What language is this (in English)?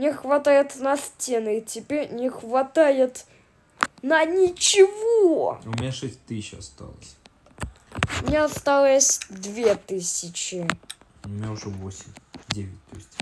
Russian